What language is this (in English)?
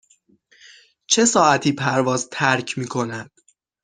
Persian